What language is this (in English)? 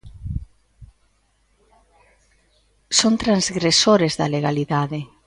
Galician